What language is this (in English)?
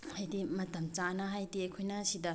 Manipuri